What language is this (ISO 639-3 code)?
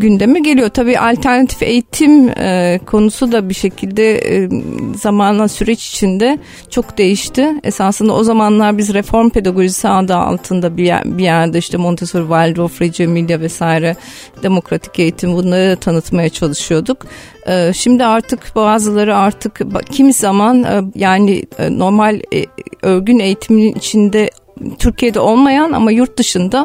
tur